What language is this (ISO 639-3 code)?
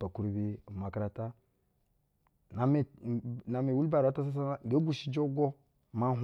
bzw